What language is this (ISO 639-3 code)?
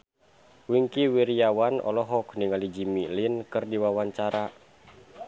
sun